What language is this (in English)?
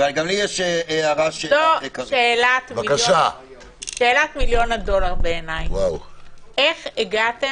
Hebrew